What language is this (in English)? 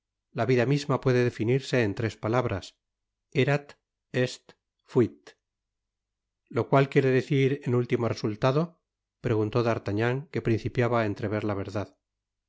Spanish